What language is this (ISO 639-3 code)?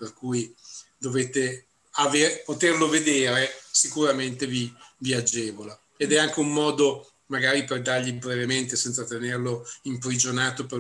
ita